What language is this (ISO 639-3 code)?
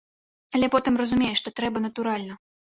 bel